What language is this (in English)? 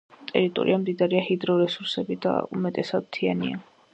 Georgian